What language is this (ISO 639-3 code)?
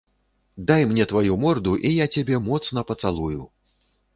bel